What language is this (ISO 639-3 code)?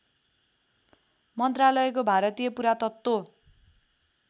nep